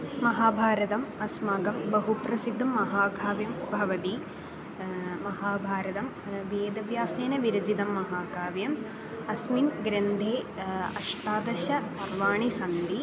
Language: Sanskrit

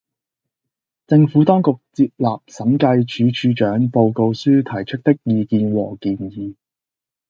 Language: Cantonese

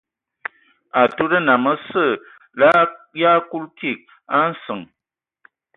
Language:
Ewondo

